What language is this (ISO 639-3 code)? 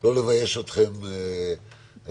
heb